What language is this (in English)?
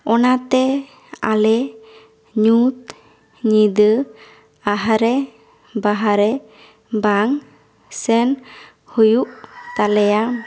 Santali